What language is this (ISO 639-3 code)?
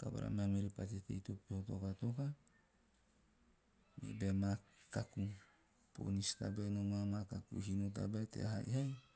tio